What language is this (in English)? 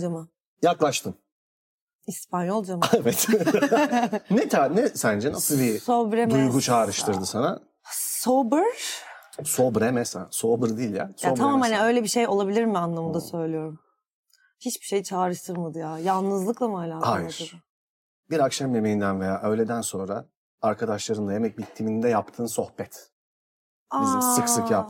Turkish